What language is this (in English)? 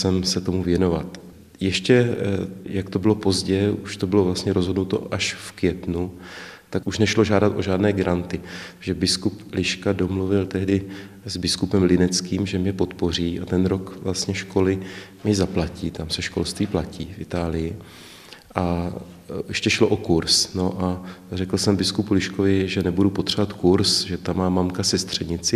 Czech